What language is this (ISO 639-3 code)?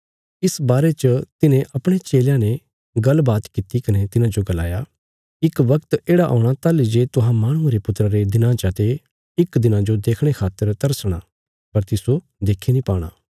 kfs